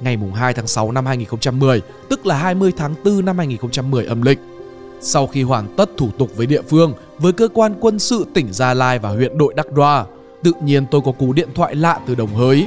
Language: Vietnamese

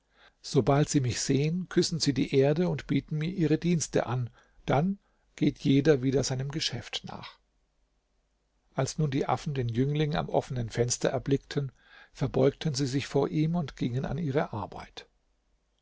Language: German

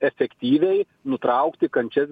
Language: Lithuanian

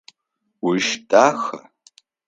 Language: Adyghe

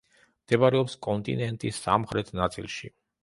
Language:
Georgian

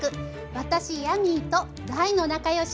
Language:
Japanese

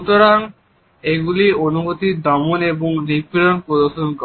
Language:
Bangla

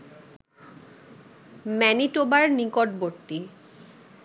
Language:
Bangla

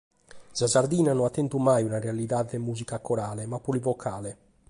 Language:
Sardinian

